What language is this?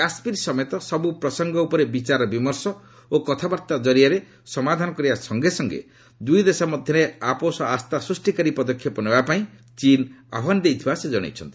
Odia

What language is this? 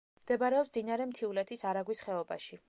Georgian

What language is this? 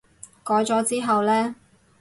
Cantonese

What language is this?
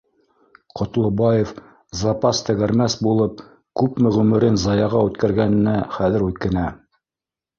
Bashkir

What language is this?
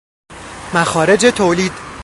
Persian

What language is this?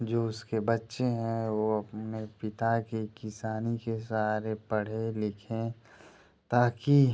Hindi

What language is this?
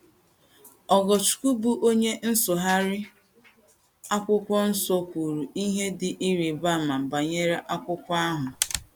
Igbo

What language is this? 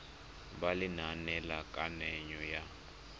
Tswana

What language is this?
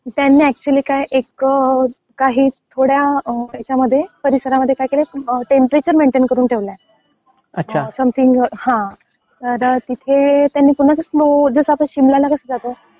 Marathi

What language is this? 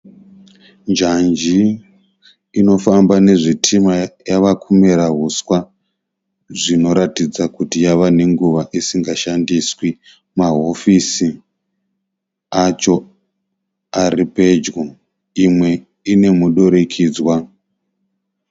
Shona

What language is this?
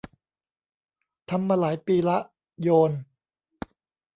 Thai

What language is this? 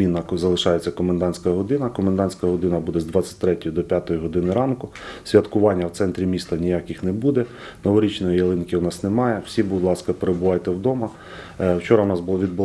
Ukrainian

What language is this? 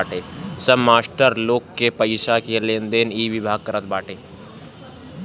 Bhojpuri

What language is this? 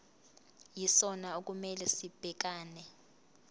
Zulu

